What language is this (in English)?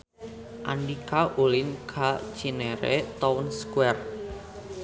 Sundanese